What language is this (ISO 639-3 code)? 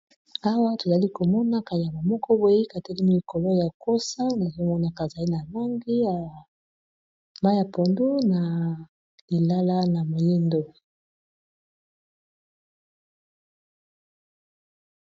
lin